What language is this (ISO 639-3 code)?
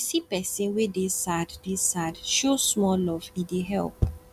pcm